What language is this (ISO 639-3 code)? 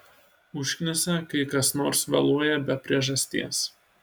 lit